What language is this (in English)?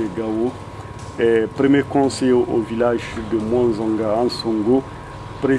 French